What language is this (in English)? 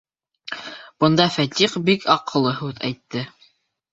Bashkir